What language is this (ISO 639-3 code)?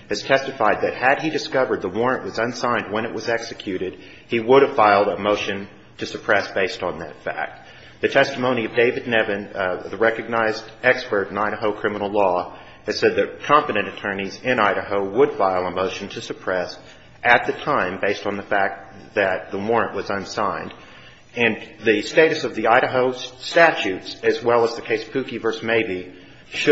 eng